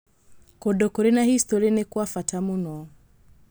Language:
Kikuyu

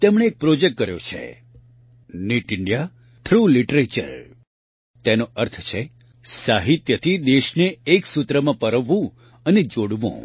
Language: Gujarati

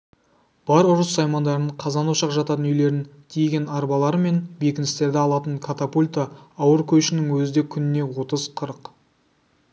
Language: Kazakh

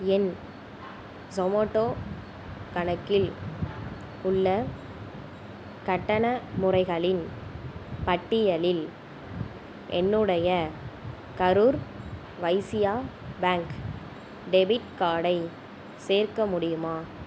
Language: Tamil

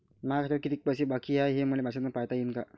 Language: Marathi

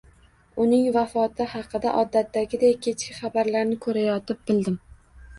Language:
Uzbek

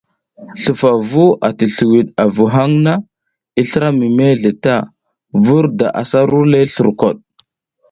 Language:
South Giziga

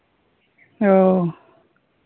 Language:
Santali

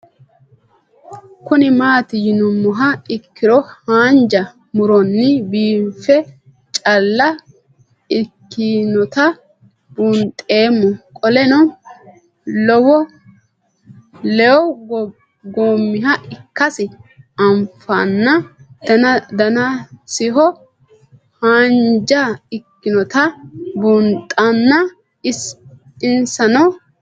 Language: Sidamo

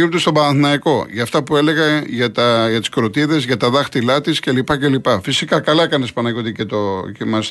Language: Greek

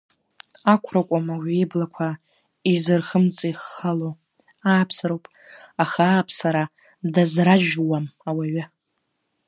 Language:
Abkhazian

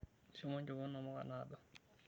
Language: Masai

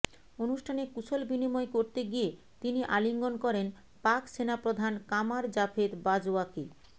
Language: Bangla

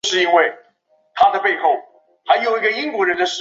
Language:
Chinese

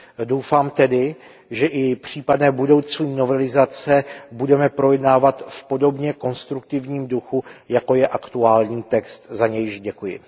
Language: Czech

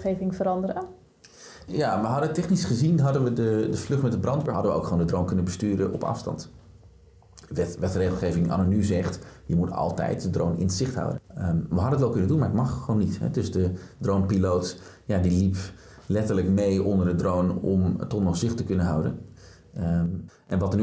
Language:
Dutch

